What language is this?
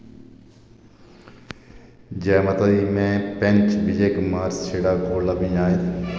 Dogri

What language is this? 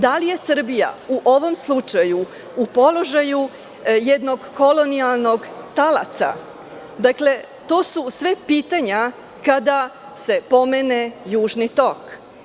Serbian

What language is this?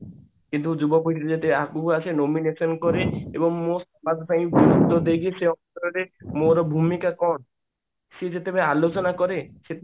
Odia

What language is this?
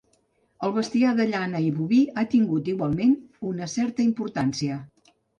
Catalan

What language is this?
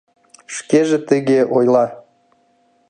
Mari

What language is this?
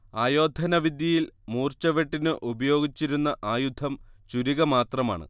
Malayalam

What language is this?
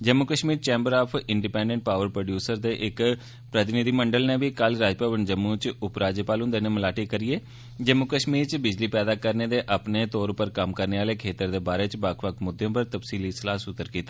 Dogri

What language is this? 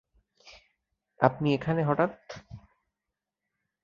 Bangla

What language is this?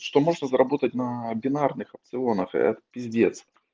Russian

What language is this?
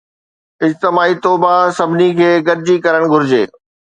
Sindhi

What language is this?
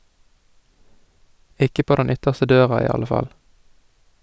Norwegian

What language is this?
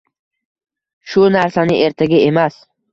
Uzbek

